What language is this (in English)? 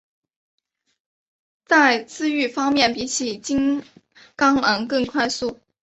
Chinese